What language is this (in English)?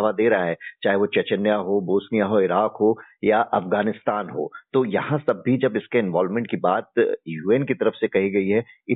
Hindi